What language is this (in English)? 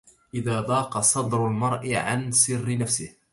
Arabic